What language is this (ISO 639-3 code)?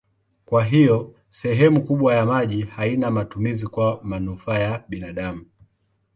swa